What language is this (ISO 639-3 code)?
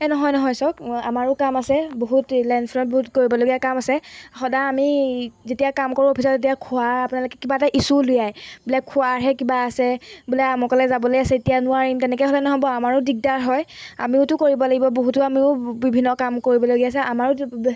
asm